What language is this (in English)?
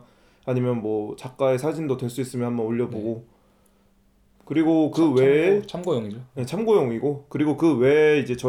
Korean